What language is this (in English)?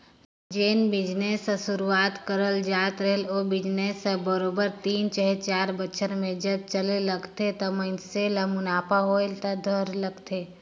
Chhattisgarhi